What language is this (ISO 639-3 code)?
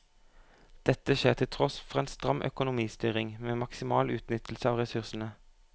nor